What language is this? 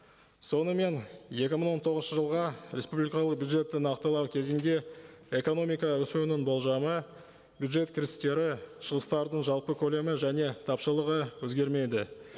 Kazakh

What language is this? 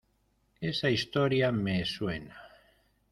Spanish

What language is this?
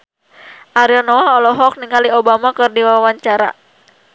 Sundanese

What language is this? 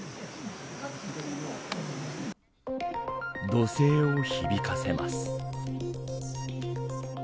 Japanese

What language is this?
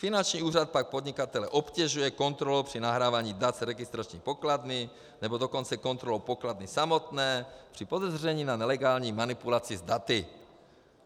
Czech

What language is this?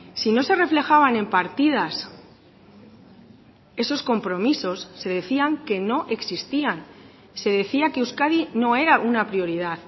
Spanish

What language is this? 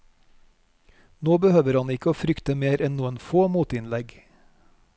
Norwegian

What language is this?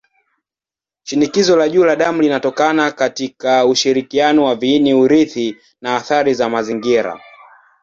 Swahili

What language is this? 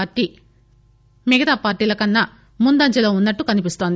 Telugu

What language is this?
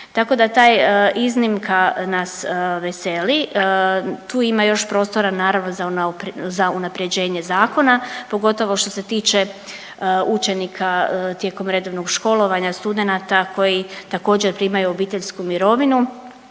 Croatian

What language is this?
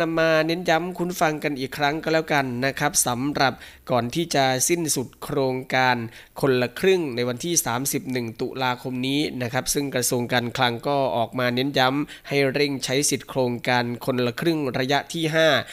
Thai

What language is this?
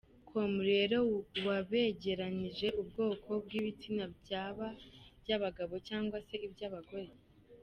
Kinyarwanda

